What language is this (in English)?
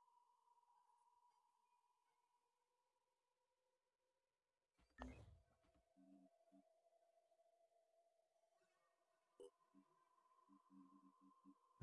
Italian